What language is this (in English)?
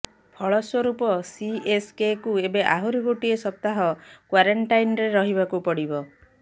Odia